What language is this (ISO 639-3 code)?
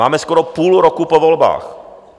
ces